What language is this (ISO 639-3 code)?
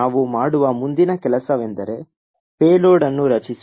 kan